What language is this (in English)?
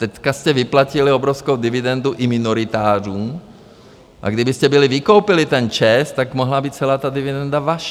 Czech